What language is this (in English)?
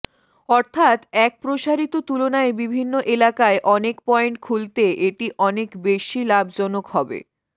Bangla